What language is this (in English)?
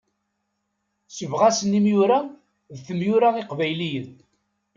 Kabyle